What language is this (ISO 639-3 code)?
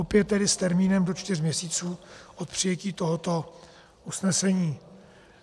ces